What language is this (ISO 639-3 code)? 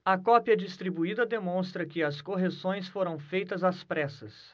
por